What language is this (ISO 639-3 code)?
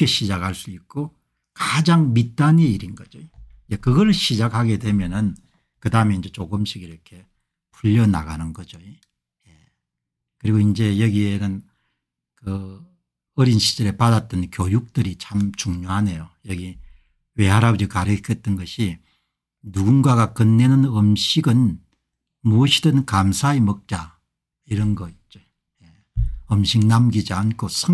kor